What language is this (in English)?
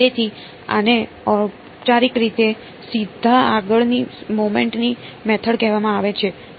Gujarati